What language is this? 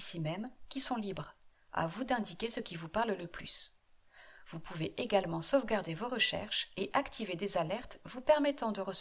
French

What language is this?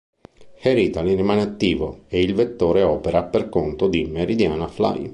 Italian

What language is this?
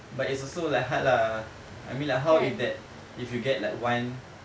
English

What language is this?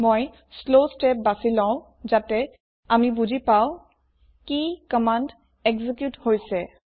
Assamese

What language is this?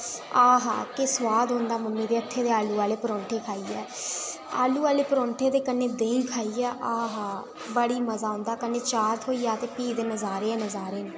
Dogri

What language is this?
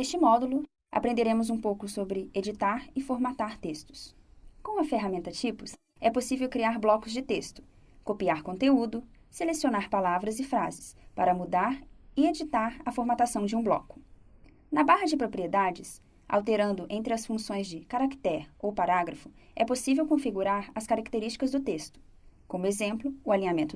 Portuguese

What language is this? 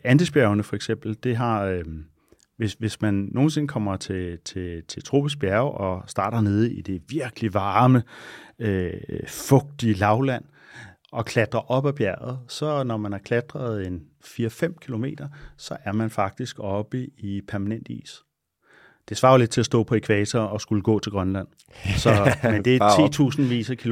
Danish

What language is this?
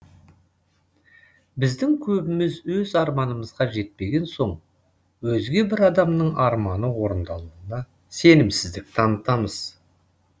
Kazakh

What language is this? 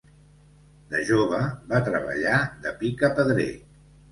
Catalan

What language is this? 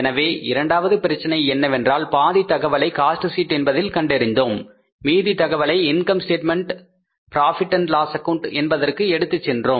Tamil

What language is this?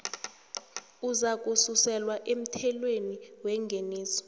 South Ndebele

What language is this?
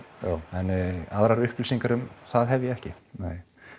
Icelandic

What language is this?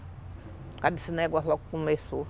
Portuguese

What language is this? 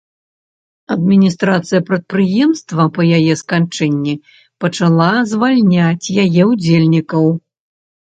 Belarusian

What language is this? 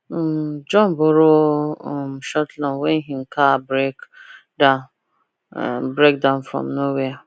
Nigerian Pidgin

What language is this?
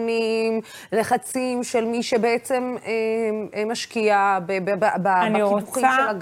Hebrew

